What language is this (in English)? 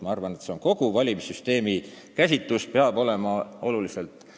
Estonian